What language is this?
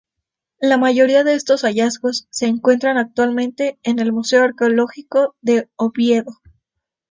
Spanish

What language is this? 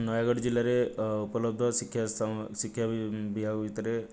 Odia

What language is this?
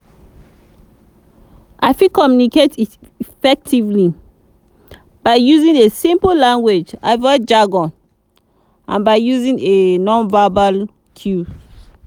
Nigerian Pidgin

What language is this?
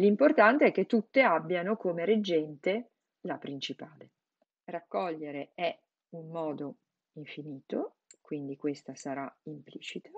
Italian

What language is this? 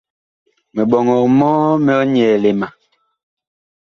Bakoko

